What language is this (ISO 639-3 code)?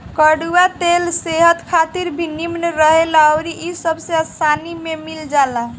bho